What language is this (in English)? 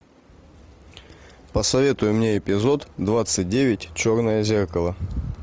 Russian